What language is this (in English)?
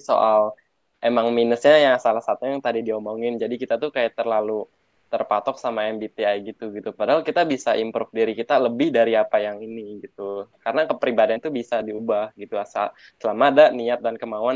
Indonesian